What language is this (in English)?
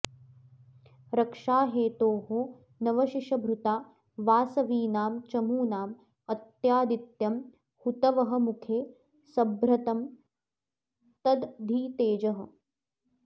Sanskrit